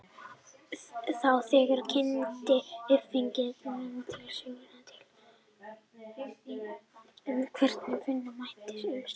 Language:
Icelandic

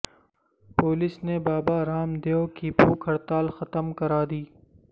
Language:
Urdu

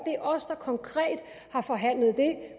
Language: Danish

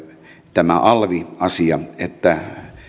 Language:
Finnish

